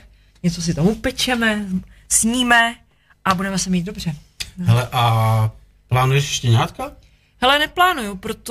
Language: Czech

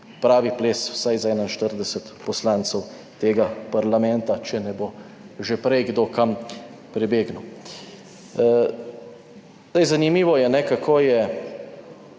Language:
Slovenian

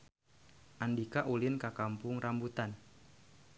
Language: Sundanese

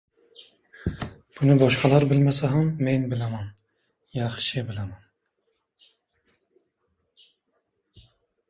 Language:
Uzbek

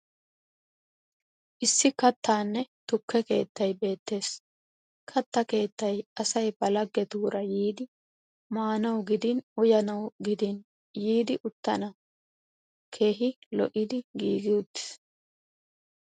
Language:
Wolaytta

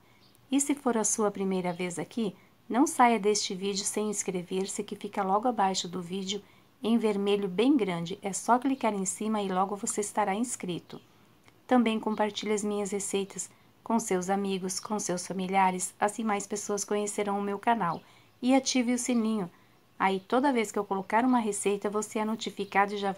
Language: Portuguese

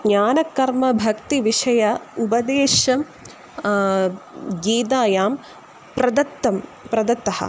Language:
Sanskrit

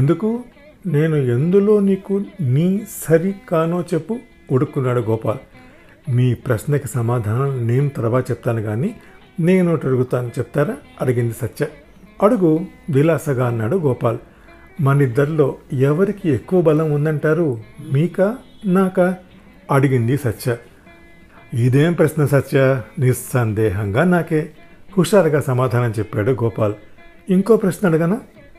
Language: Telugu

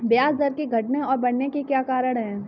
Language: Hindi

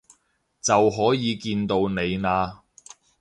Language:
Cantonese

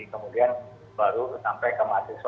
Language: Indonesian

